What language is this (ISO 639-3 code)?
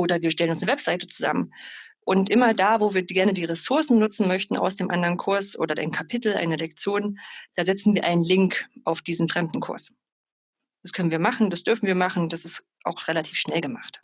deu